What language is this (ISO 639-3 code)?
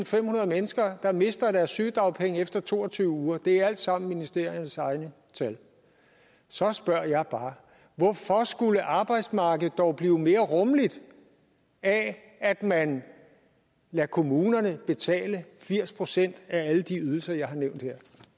dan